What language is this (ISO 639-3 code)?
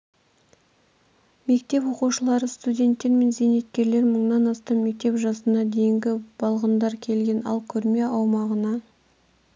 kaz